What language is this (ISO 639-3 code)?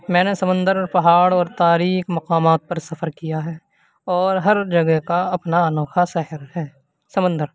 urd